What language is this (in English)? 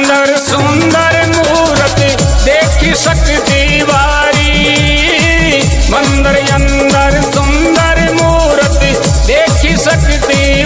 Hindi